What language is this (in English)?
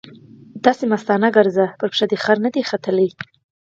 Pashto